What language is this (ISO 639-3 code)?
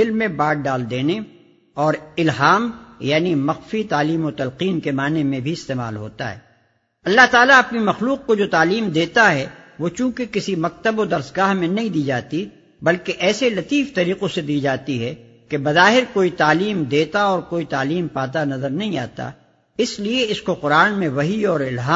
urd